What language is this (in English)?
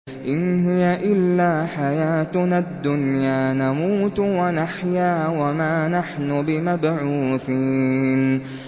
Arabic